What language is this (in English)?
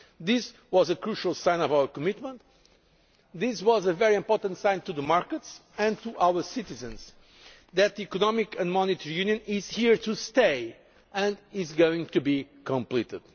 English